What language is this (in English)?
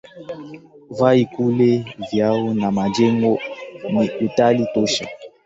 Swahili